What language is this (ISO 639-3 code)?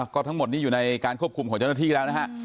tha